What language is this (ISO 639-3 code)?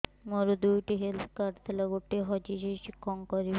ori